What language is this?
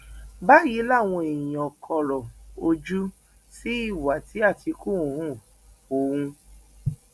Yoruba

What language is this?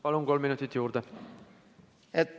Estonian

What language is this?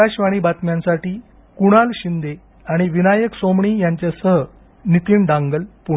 Marathi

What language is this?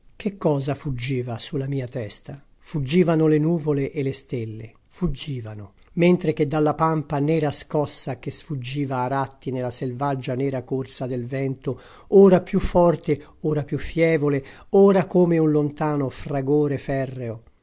Italian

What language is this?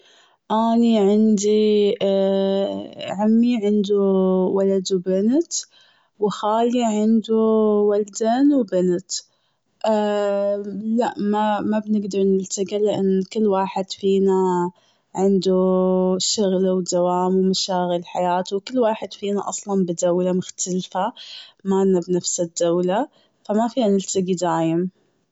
Gulf Arabic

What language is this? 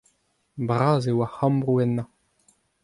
Breton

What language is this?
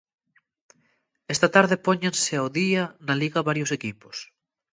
Galician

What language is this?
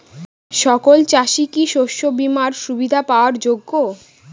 Bangla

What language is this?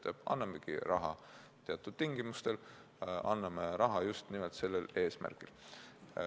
Estonian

